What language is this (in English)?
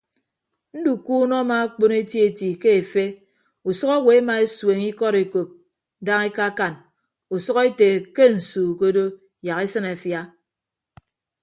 Ibibio